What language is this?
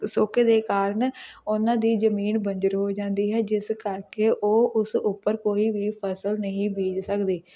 Punjabi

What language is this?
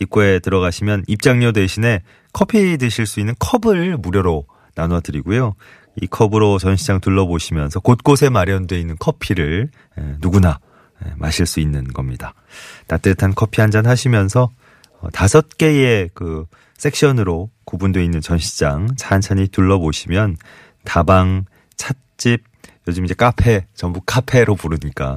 Korean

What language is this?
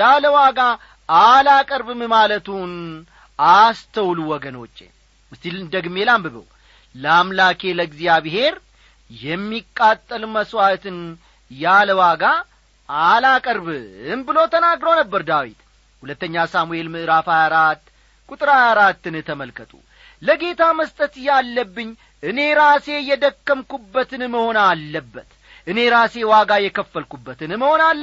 Amharic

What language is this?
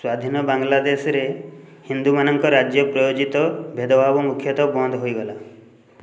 Odia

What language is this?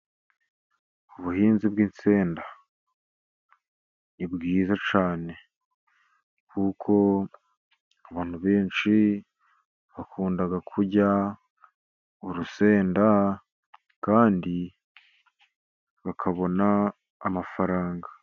Kinyarwanda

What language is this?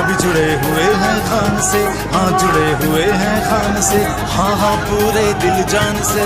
Hindi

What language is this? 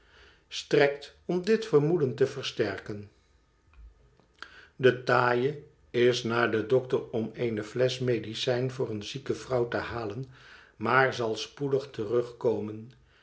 Dutch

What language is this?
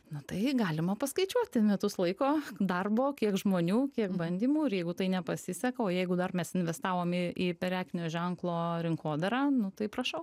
Lithuanian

